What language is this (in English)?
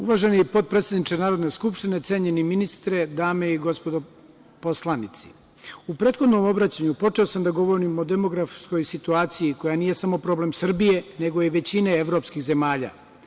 Serbian